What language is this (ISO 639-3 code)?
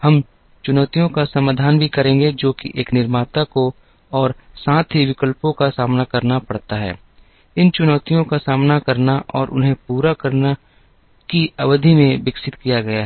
hin